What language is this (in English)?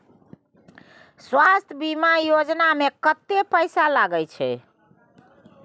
Maithili